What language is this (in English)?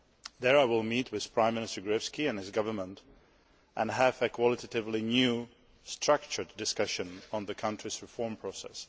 English